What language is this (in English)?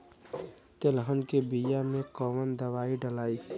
Bhojpuri